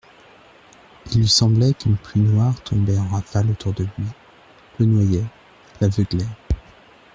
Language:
French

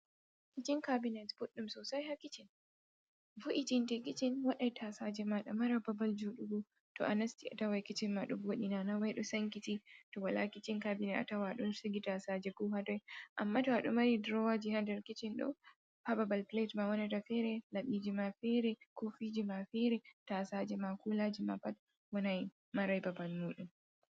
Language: Fula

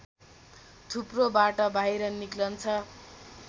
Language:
Nepali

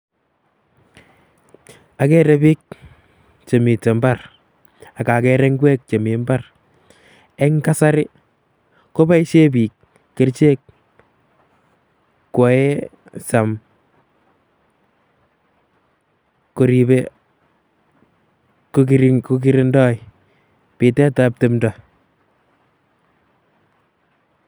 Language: Kalenjin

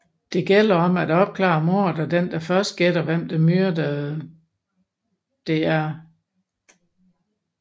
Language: Danish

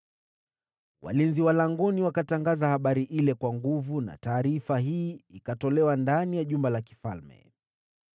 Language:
Swahili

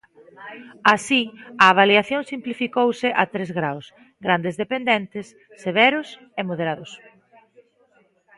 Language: Galician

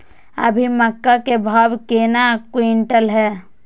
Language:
Maithili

